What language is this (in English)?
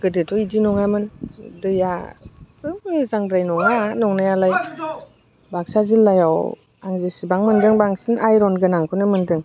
Bodo